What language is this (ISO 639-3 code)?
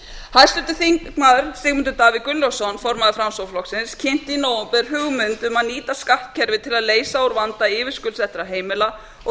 isl